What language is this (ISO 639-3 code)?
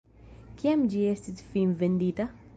epo